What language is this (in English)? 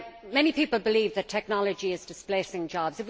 English